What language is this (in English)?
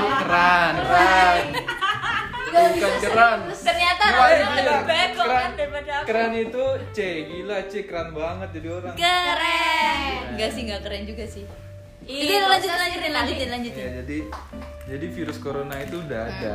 Indonesian